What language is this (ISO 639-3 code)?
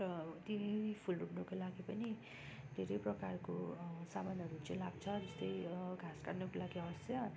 nep